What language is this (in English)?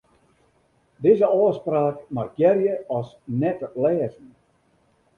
Western Frisian